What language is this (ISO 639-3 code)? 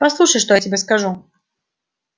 rus